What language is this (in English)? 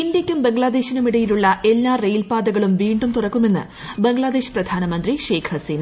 Malayalam